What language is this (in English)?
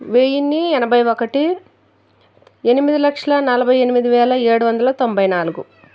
Telugu